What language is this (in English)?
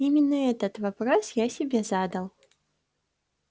Russian